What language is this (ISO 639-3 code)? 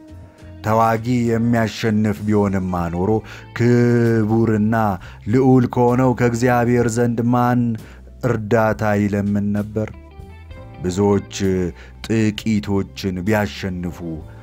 ara